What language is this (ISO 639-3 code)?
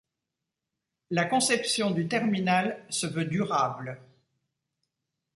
fra